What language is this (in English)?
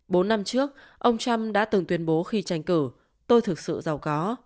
Vietnamese